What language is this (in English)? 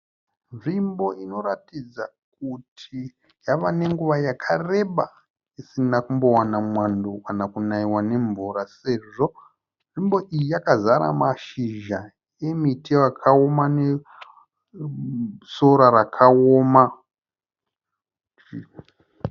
Shona